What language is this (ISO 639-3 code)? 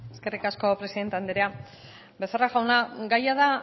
eus